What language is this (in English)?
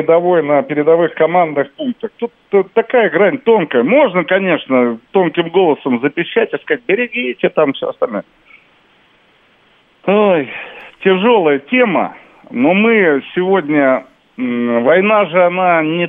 Russian